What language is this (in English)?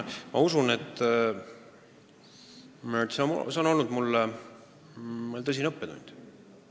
Estonian